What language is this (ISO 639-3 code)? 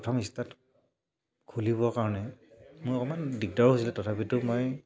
asm